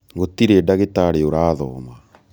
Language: Kikuyu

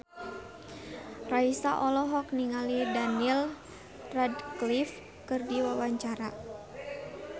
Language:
Sundanese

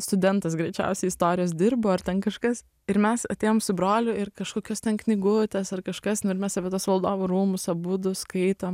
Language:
Lithuanian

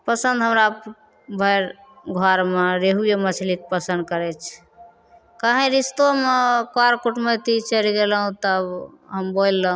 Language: Maithili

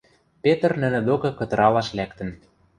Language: Western Mari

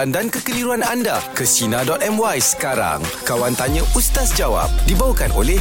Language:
Malay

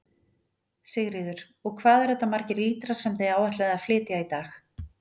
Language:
Icelandic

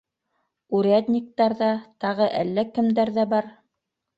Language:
Bashkir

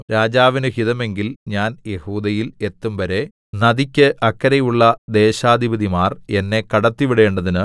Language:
Malayalam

